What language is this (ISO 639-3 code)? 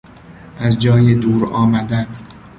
fas